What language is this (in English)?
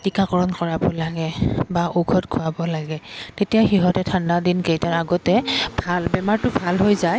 Assamese